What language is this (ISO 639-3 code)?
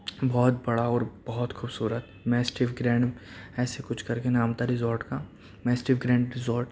urd